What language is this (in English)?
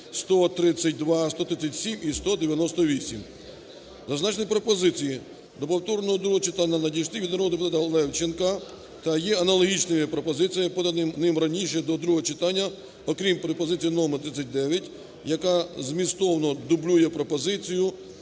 Ukrainian